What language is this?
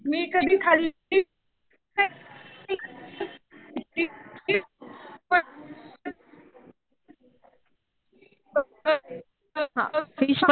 Marathi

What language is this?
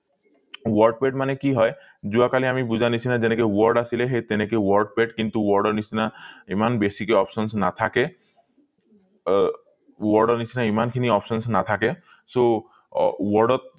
Assamese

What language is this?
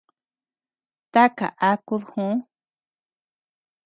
Tepeuxila Cuicatec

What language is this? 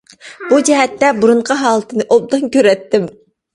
Uyghur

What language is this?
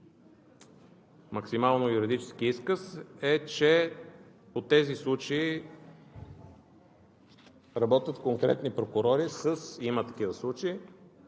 Bulgarian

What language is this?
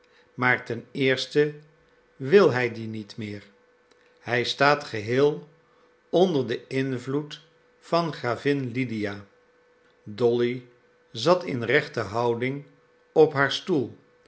Dutch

